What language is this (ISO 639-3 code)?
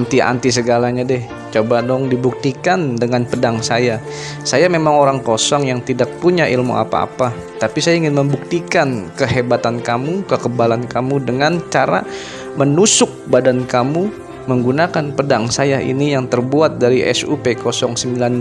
ind